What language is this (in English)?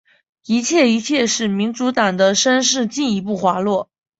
Chinese